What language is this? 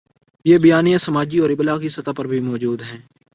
Urdu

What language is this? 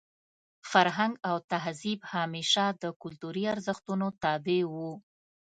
Pashto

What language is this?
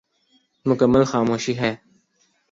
Urdu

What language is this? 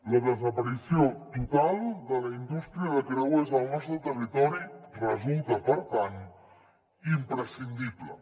Catalan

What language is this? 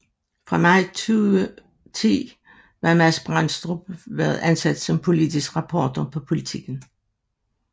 Danish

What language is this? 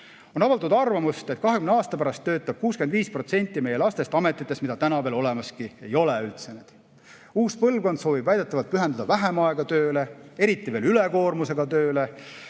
Estonian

